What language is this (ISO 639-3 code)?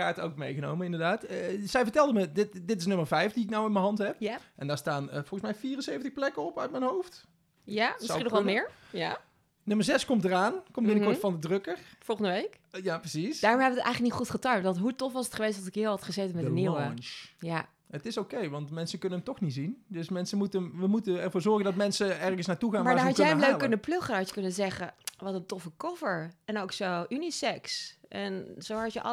nld